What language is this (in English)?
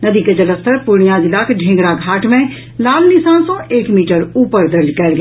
Maithili